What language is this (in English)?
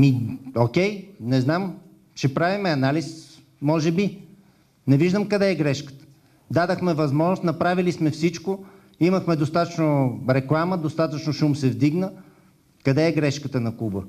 Bulgarian